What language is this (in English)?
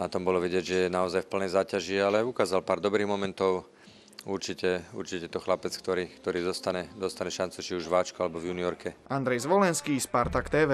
Slovak